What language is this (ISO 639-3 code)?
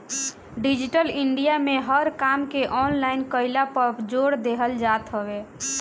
bho